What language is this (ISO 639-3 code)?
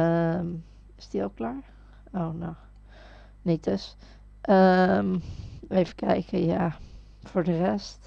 nld